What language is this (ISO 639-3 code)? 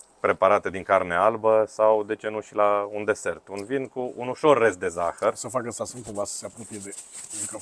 ron